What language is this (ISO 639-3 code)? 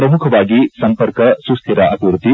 kan